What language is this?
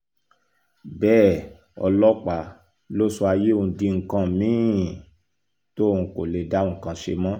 Yoruba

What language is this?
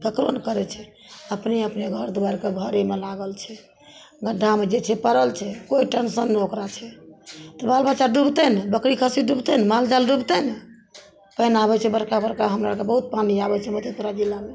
Maithili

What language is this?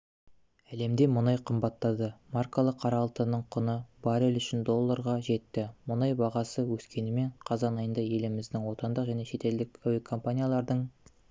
Kazakh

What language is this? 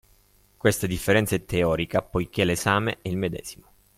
Italian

